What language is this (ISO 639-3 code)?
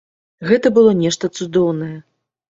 bel